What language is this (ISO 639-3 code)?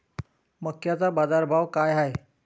mar